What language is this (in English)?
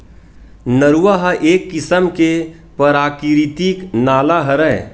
Chhattisgarhi